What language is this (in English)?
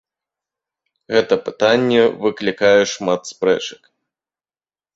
Belarusian